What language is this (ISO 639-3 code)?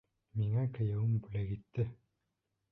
bak